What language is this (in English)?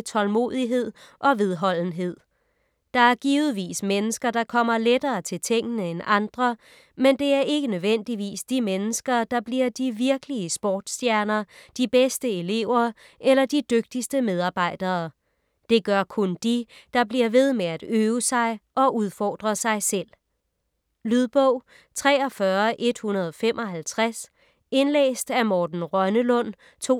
Danish